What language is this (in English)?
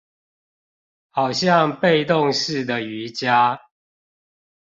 Chinese